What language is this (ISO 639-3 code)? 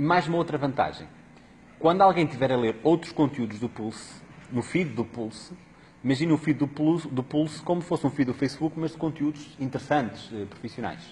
por